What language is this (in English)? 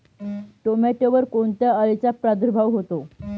Marathi